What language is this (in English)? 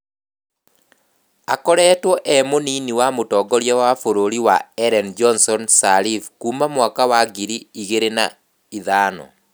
Kikuyu